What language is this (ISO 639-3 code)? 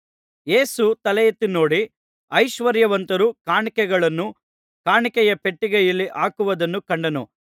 kan